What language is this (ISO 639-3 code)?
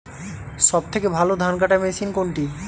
ben